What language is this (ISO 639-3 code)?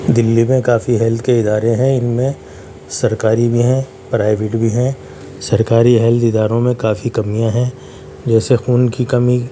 urd